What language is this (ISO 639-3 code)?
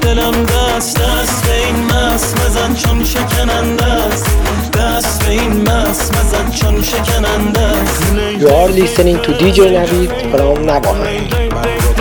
fas